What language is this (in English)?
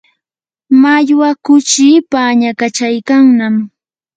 Yanahuanca Pasco Quechua